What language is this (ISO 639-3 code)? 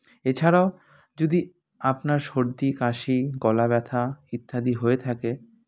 ben